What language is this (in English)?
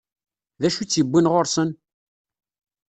Kabyle